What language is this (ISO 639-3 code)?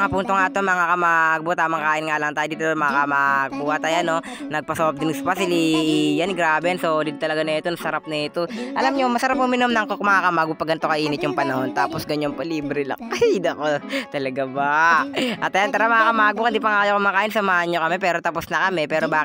fil